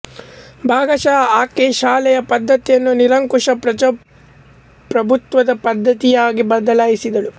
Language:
Kannada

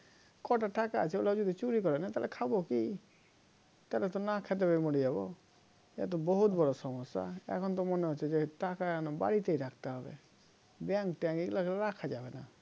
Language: Bangla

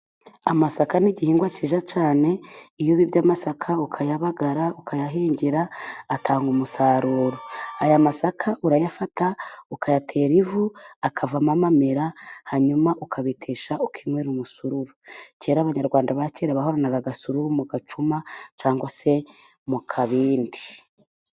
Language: Kinyarwanda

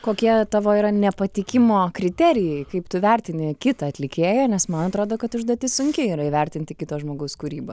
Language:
Lithuanian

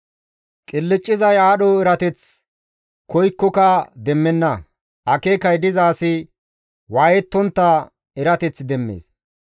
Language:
Gamo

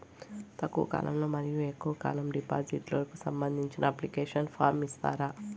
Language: Telugu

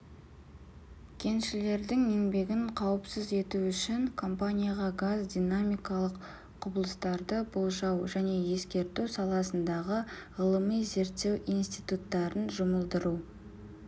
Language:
Kazakh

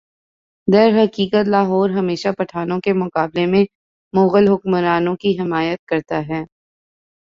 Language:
Urdu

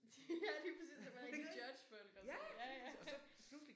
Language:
Danish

